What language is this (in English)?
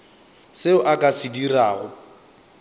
Northern Sotho